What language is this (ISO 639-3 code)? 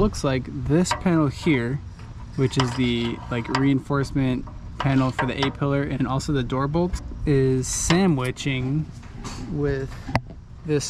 eng